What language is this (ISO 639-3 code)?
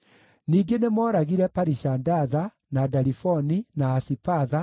kik